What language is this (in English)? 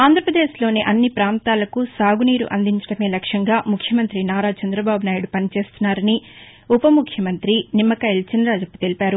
Telugu